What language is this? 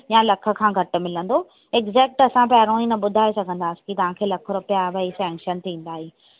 Sindhi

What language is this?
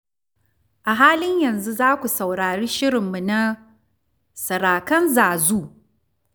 Hausa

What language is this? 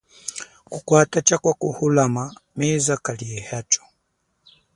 Chokwe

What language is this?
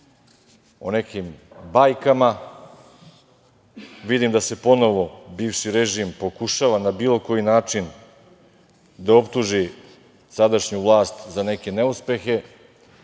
Serbian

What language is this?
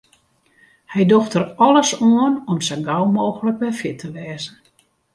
Western Frisian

